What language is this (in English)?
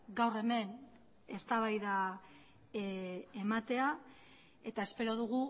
Basque